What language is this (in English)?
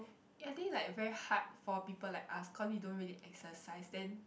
English